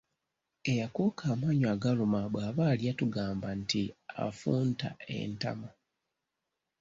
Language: Ganda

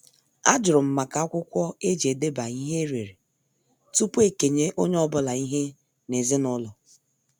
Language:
Igbo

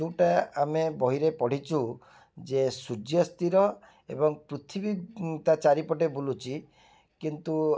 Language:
Odia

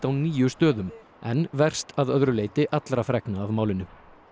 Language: Icelandic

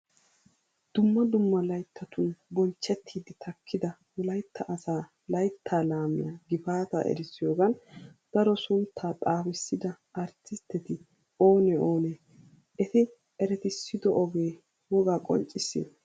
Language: Wolaytta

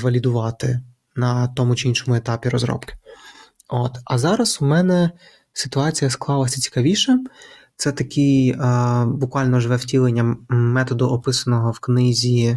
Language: Ukrainian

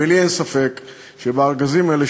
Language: Hebrew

